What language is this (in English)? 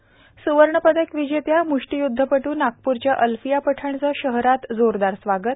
Marathi